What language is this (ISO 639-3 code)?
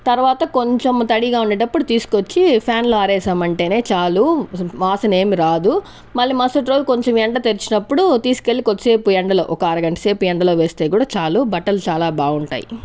tel